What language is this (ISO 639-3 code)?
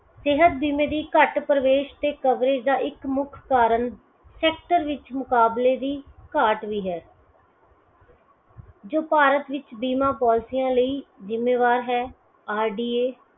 pan